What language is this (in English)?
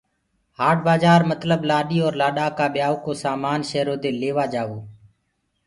Gurgula